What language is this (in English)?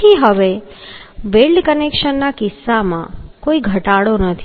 Gujarati